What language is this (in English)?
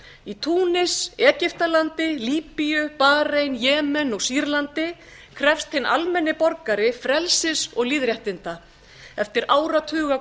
Icelandic